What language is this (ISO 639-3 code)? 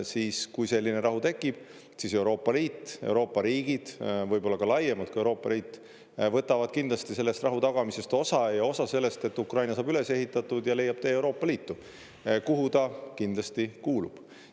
est